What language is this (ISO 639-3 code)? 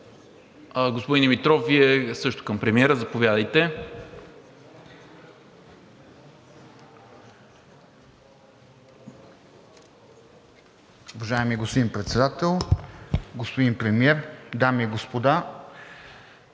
bul